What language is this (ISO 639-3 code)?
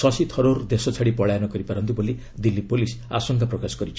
ori